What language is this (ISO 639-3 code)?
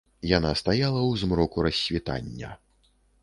bel